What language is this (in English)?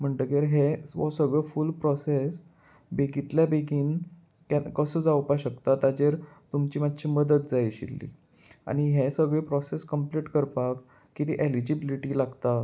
Konkani